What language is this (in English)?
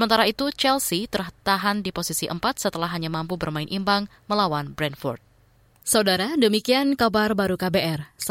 Indonesian